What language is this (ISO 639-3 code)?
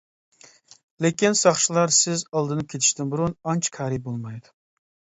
uig